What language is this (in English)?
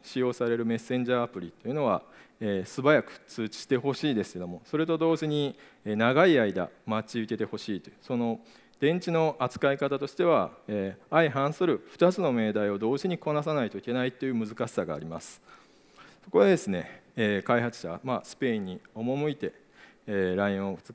Japanese